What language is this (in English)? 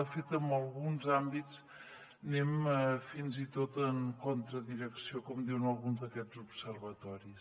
Catalan